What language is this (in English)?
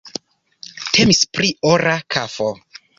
Esperanto